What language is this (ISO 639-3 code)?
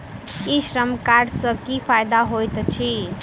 mai